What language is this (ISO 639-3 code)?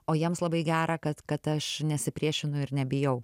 lit